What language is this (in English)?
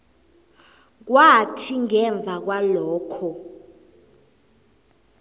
South Ndebele